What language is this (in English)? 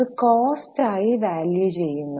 Malayalam